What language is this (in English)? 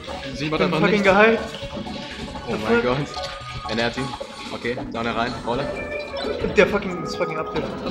German